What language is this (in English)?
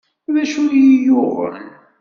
Kabyle